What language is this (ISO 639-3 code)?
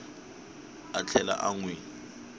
tso